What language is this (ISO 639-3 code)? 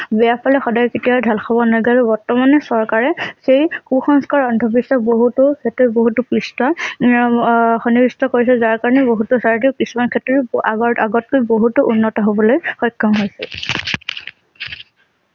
asm